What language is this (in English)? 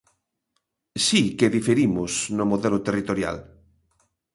Galician